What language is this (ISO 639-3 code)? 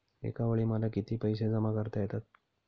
mar